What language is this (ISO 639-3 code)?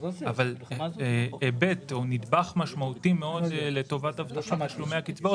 heb